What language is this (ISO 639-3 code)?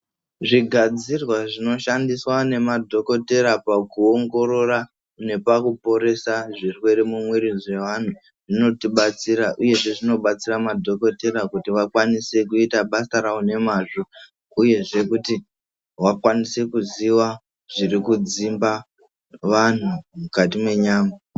ndc